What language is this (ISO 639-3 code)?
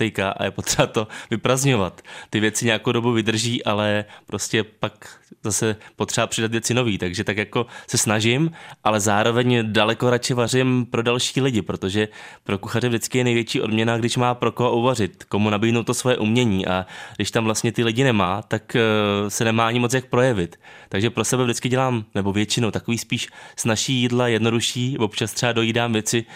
ces